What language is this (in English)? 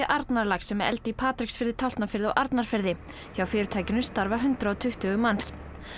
Icelandic